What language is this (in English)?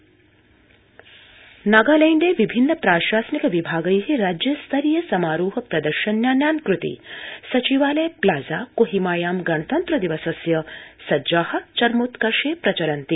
Sanskrit